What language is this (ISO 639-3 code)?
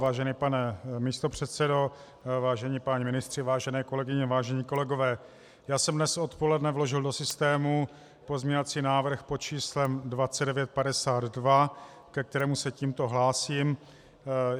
ces